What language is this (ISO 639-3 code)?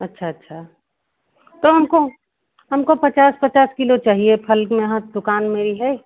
hin